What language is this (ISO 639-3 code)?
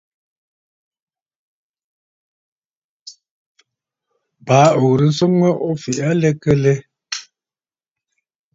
bfd